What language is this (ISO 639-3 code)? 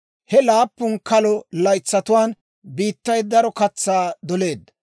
dwr